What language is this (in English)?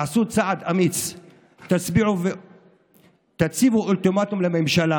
Hebrew